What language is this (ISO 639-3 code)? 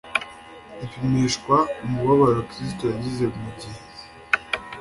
kin